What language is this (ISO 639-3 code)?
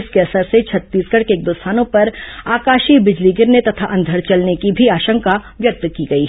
hin